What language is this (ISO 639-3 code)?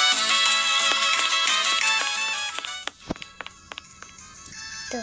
ind